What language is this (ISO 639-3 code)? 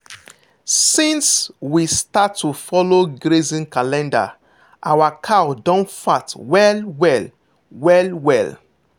pcm